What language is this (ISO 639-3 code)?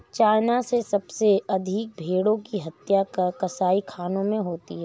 hin